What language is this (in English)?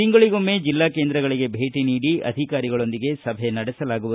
Kannada